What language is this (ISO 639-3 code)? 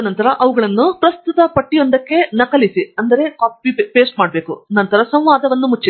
kan